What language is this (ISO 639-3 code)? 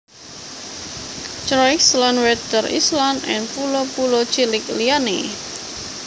jav